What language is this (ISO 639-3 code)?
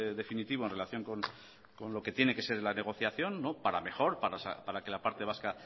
spa